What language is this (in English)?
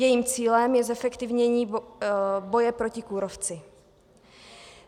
Czech